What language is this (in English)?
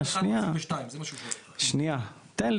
Hebrew